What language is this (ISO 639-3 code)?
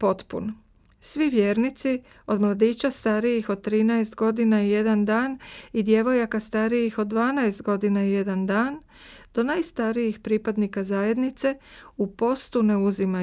hrv